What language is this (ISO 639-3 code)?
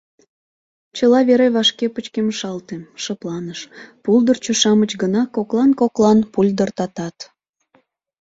chm